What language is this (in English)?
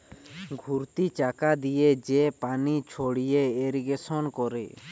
Bangla